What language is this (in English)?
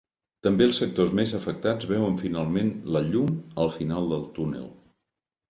Catalan